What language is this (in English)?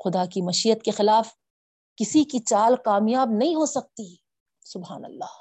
Urdu